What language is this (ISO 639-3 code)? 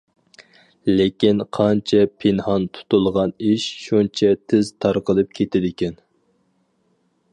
uig